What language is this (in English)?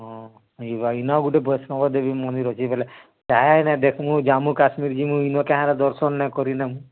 Odia